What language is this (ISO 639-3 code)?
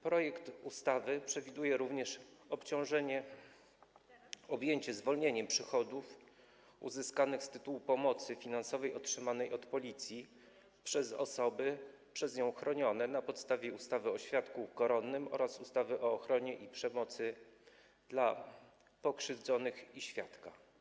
pol